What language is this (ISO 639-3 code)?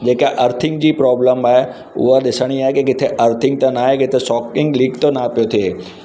snd